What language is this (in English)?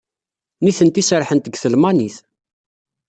Kabyle